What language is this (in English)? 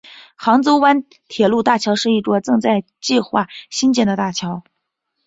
Chinese